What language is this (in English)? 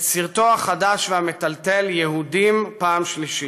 Hebrew